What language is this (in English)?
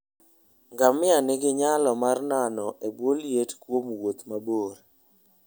Luo (Kenya and Tanzania)